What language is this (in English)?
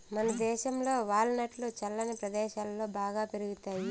Telugu